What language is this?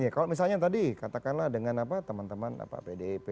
Indonesian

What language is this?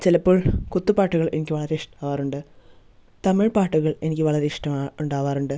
Malayalam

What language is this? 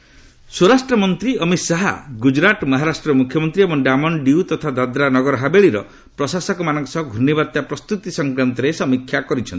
Odia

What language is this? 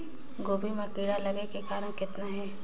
Chhattisgarhi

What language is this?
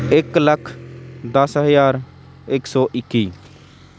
Punjabi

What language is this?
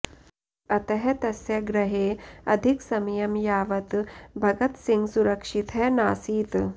Sanskrit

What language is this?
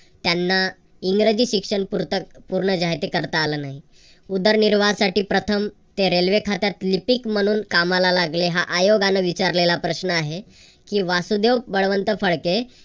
Marathi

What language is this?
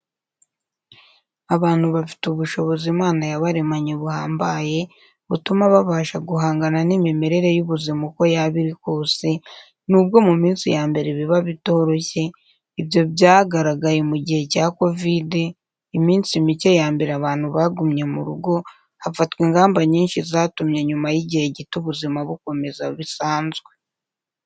Kinyarwanda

